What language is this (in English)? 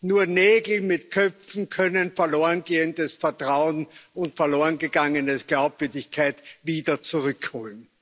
German